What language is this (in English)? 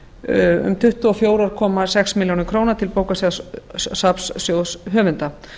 Icelandic